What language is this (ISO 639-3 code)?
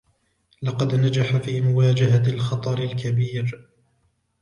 ara